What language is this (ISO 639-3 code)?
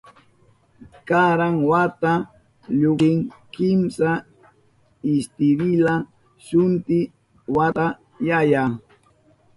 qup